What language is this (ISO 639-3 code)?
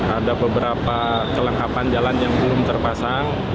ind